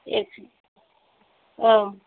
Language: Bodo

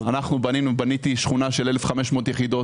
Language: Hebrew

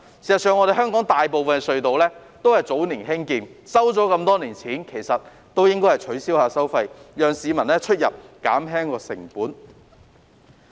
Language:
Cantonese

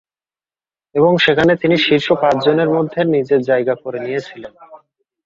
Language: Bangla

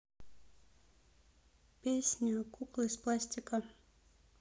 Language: Russian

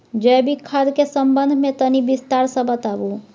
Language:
Maithili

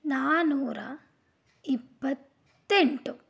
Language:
Kannada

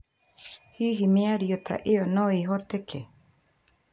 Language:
Kikuyu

